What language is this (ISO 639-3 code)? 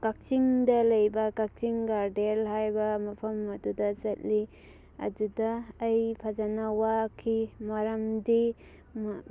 mni